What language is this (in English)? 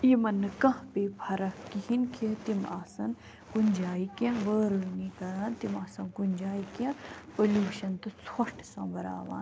Kashmiri